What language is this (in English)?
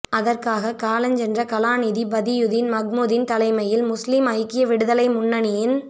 Tamil